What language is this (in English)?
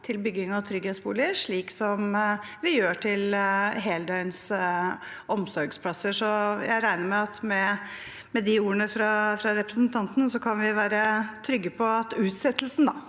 Norwegian